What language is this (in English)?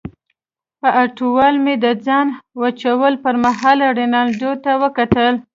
Pashto